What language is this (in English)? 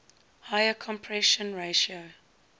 English